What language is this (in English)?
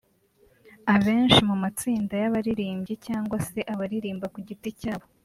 Kinyarwanda